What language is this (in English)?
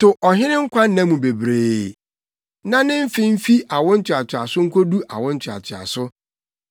Akan